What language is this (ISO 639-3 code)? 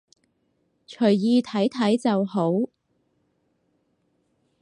yue